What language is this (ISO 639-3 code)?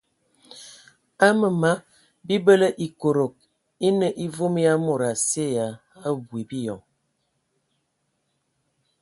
ewo